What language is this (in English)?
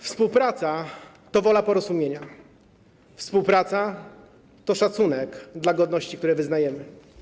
Polish